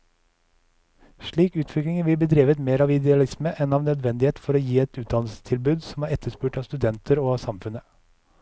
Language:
Norwegian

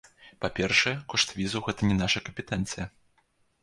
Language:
Belarusian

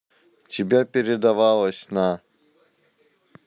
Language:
Russian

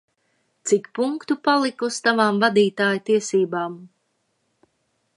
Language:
Latvian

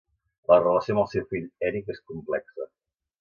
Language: Catalan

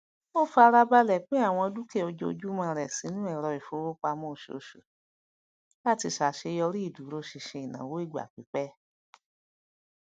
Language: Yoruba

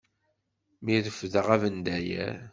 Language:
Kabyle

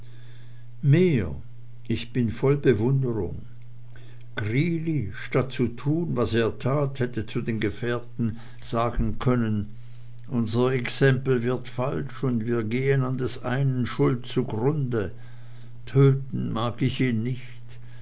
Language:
German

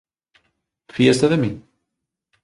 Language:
Galician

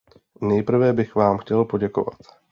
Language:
Czech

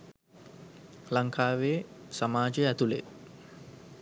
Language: Sinhala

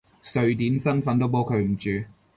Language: Cantonese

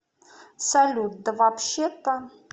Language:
Russian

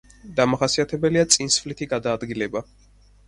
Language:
Georgian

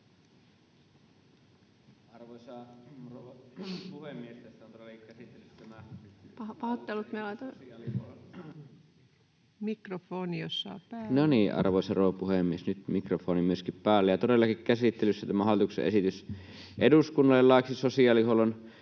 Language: Finnish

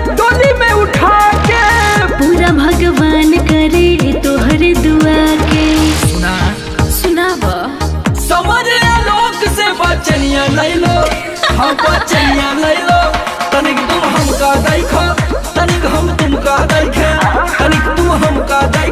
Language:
Hindi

